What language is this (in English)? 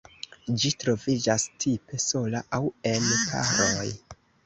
Esperanto